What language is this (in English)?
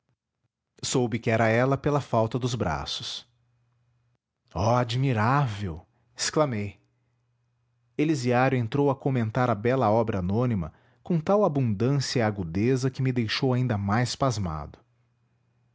Portuguese